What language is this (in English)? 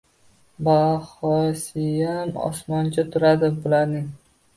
Uzbek